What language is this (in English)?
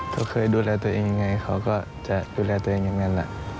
Thai